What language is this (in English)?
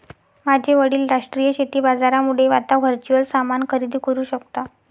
Marathi